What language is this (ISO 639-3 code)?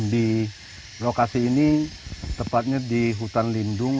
ind